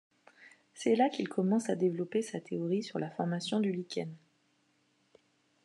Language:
French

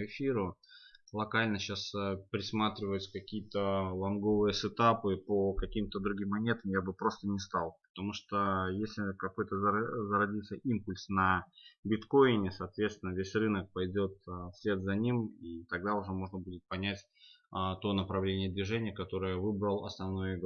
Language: Russian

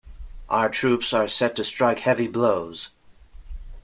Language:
English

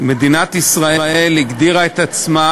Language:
Hebrew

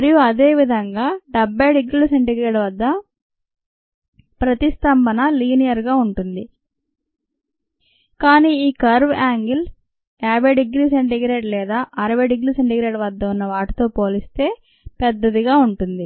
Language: Telugu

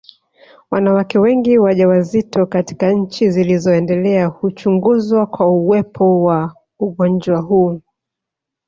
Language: Swahili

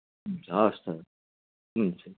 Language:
Nepali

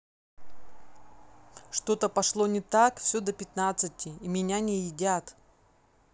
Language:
Russian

